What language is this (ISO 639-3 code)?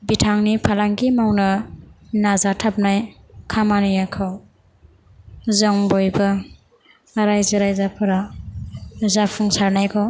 brx